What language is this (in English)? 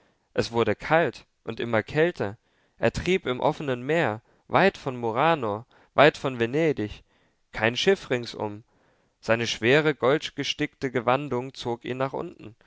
German